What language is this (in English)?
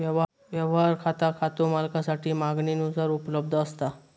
Marathi